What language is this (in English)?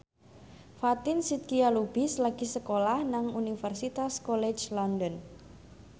Javanese